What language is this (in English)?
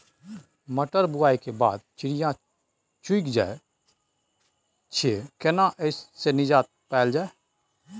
Maithili